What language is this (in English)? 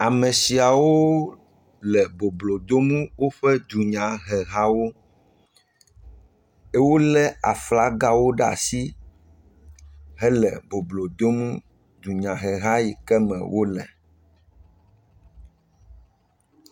Ewe